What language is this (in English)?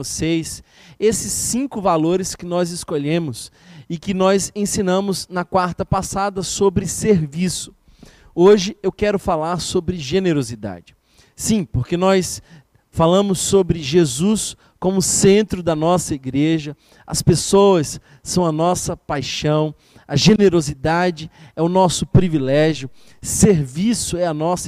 Portuguese